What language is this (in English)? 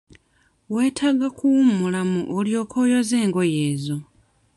Ganda